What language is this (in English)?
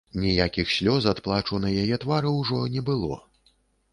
Belarusian